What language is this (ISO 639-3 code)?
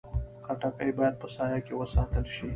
pus